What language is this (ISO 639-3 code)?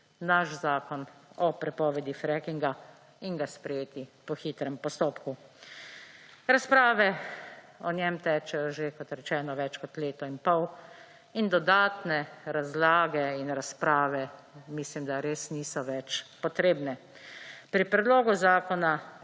slv